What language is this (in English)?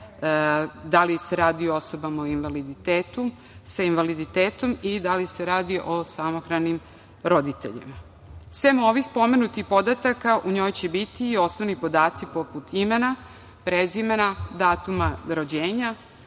Serbian